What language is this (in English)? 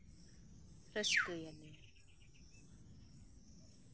Santali